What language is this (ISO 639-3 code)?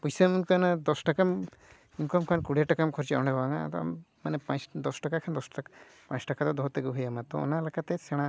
sat